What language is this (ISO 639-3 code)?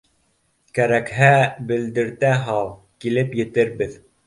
bak